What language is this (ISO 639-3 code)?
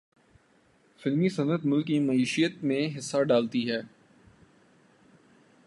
urd